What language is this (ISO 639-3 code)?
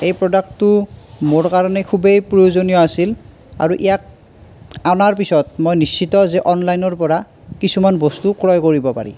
asm